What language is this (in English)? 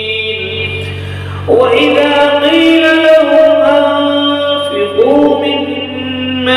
Arabic